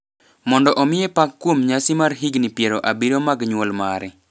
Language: Luo (Kenya and Tanzania)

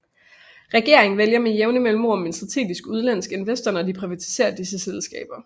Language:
Danish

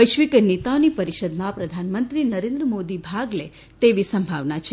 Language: Gujarati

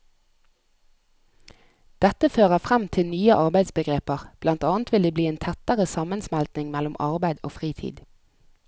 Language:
Norwegian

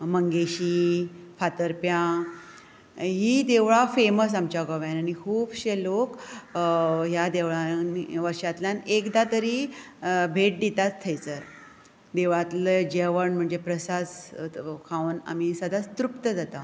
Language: Konkani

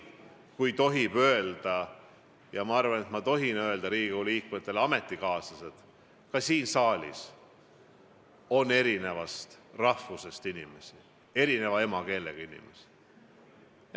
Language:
Estonian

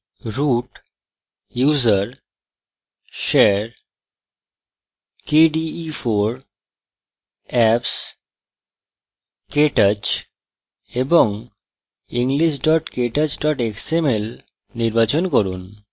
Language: Bangla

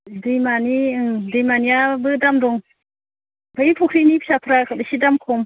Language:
Bodo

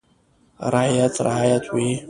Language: Pashto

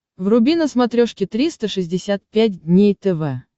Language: Russian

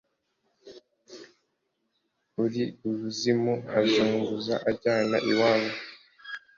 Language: Kinyarwanda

